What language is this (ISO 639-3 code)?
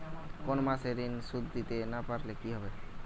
ben